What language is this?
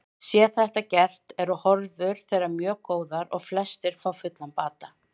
Icelandic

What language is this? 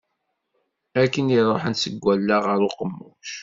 Kabyle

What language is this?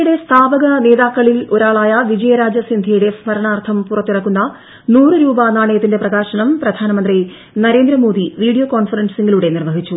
Malayalam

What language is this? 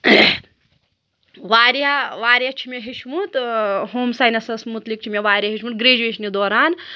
Kashmiri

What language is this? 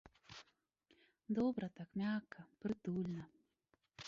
Belarusian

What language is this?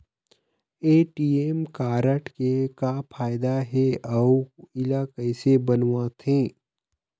Chhattisgarhi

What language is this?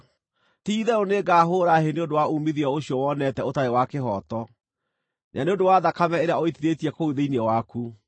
Kikuyu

